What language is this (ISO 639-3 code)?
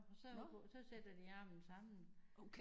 dan